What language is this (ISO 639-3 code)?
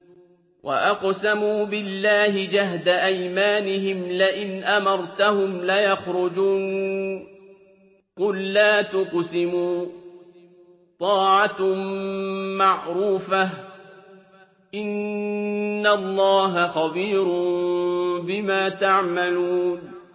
ara